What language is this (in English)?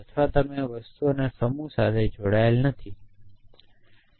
Gujarati